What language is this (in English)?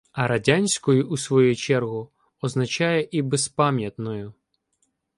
Ukrainian